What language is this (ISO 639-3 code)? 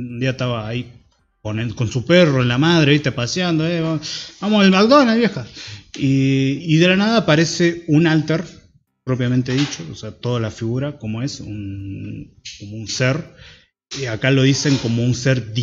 spa